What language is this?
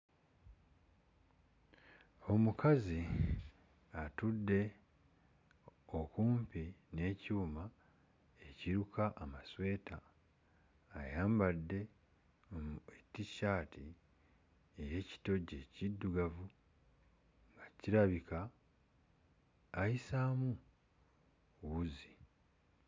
Ganda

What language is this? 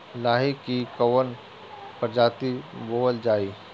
Bhojpuri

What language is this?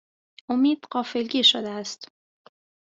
Persian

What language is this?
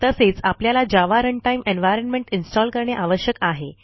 Marathi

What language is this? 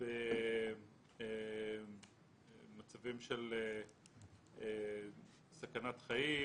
Hebrew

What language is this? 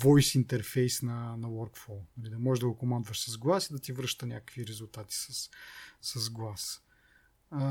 Bulgarian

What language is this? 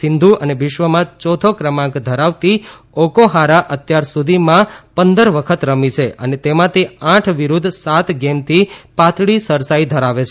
Gujarati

